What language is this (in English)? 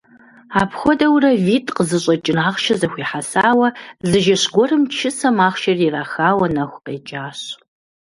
Kabardian